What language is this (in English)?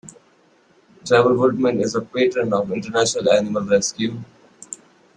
English